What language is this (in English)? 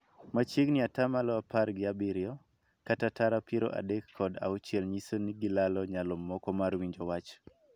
Luo (Kenya and Tanzania)